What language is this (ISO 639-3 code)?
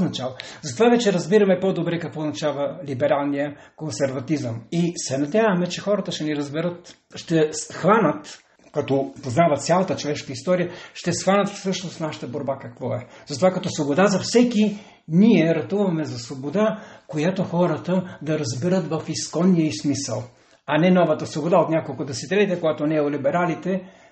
bul